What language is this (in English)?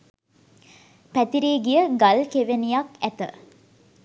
Sinhala